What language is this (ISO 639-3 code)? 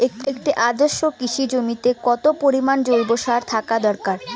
ben